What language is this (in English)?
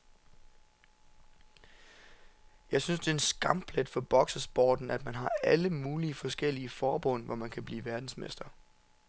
Danish